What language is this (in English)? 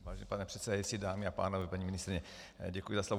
Czech